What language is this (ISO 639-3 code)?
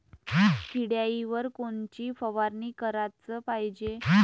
mar